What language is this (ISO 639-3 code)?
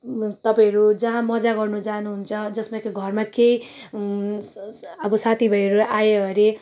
nep